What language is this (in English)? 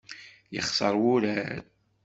Kabyle